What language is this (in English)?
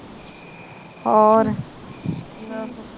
Punjabi